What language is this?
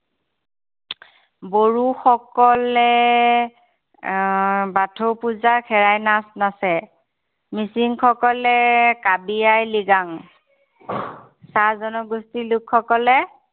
Assamese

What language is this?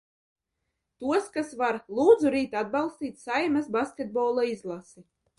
Latvian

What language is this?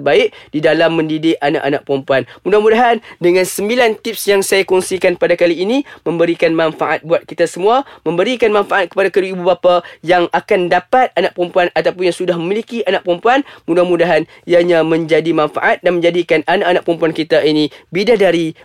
Malay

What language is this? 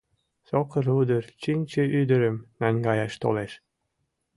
Mari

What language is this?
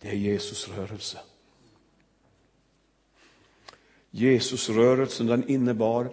Swedish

